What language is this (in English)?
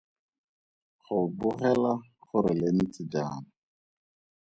Tswana